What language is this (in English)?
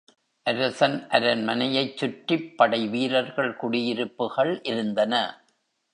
Tamil